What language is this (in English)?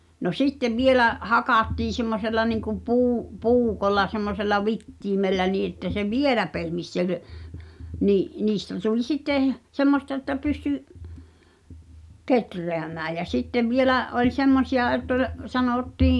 Finnish